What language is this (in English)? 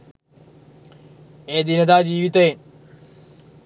Sinhala